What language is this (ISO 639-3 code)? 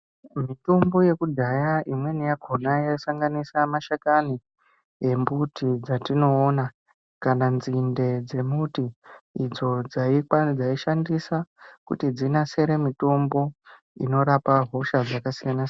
ndc